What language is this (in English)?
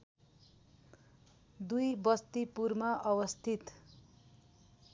Nepali